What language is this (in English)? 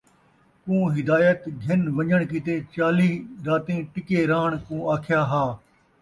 Saraiki